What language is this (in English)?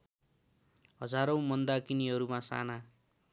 Nepali